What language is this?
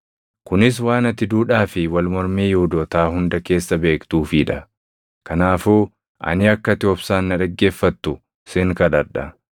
Oromo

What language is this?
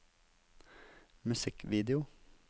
Norwegian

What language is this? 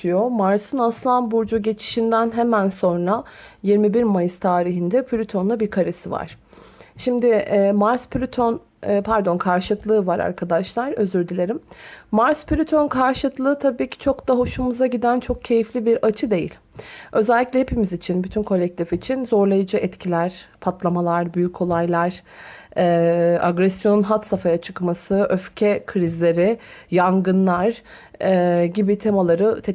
Turkish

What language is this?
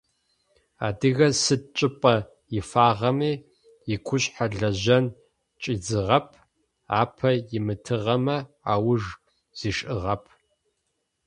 Adyghe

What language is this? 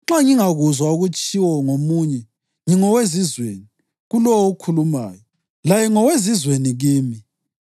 North Ndebele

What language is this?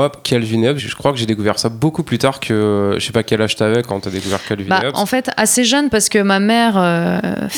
French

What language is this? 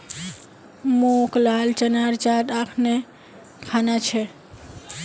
Magahi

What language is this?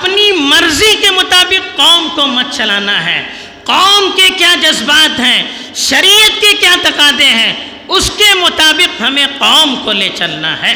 Urdu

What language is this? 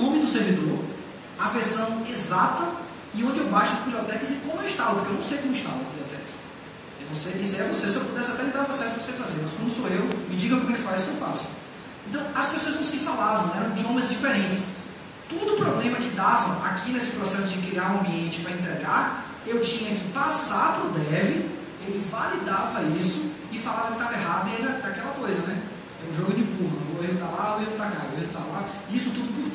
Portuguese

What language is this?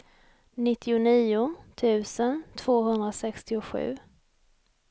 Swedish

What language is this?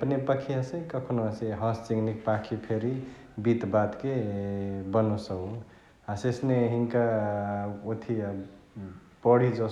Chitwania Tharu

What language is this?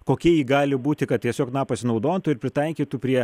Lithuanian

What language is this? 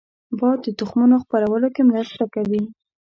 Pashto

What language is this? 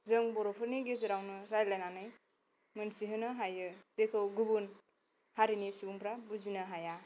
Bodo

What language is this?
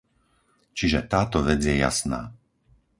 Slovak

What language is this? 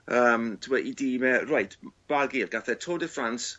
Welsh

